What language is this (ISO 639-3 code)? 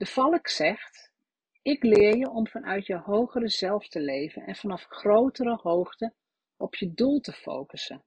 nld